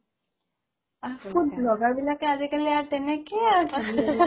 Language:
Assamese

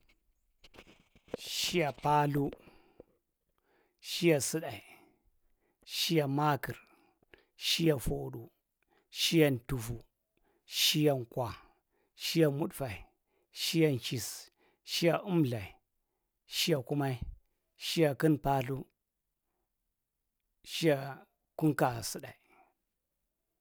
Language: Marghi Central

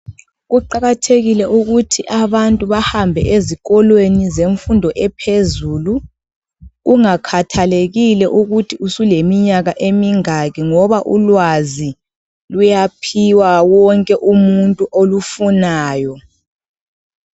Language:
North Ndebele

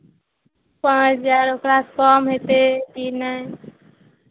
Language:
Maithili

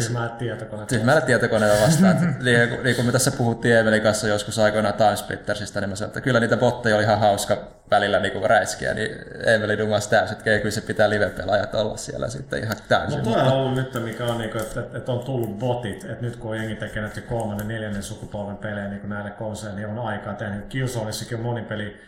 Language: Finnish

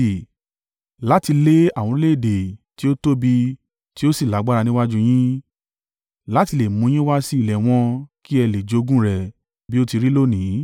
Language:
Yoruba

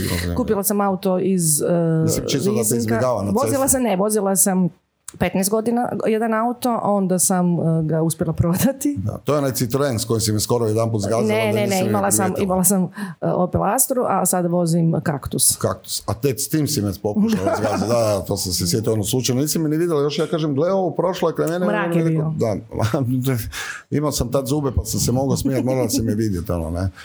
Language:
Croatian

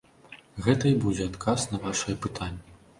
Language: Belarusian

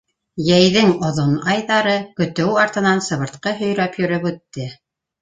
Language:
Bashkir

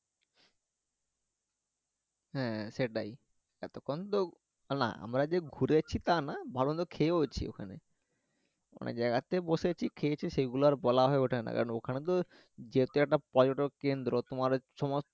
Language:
Bangla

